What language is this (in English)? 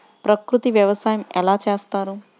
Telugu